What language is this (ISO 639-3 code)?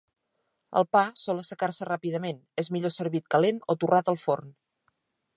cat